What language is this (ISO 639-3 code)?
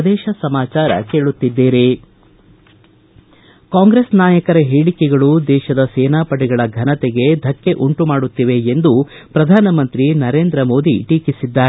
kan